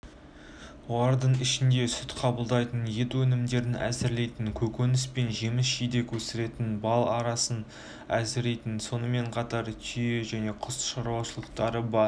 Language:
Kazakh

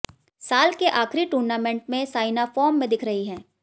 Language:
Hindi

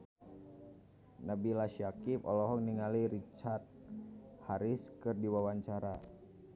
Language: Sundanese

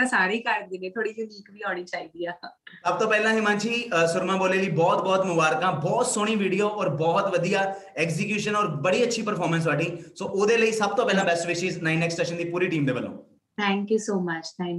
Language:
Punjabi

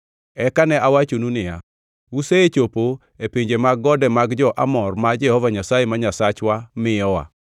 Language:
Luo (Kenya and Tanzania)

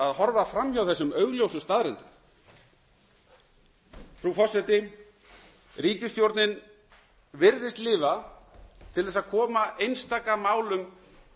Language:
Icelandic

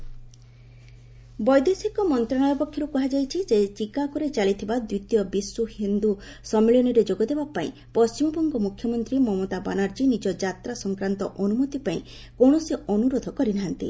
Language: Odia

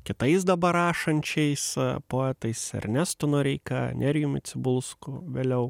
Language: Lithuanian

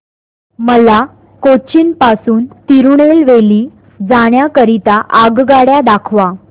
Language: Marathi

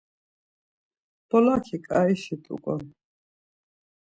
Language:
Laz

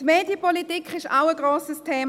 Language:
Swiss German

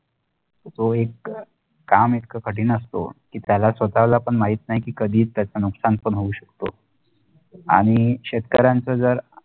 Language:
Marathi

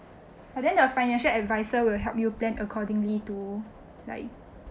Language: English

